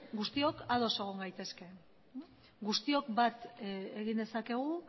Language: Basque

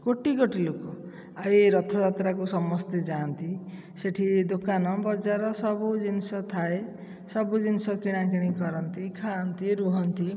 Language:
Odia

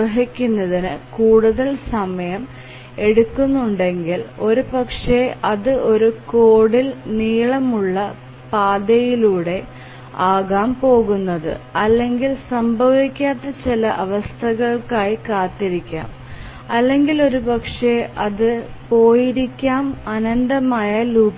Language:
Malayalam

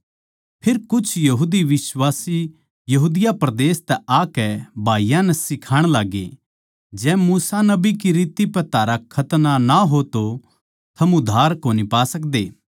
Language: Haryanvi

